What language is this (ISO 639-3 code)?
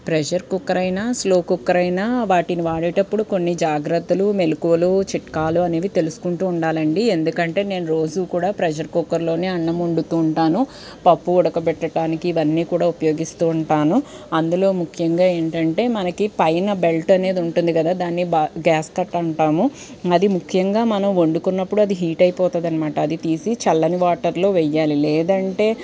tel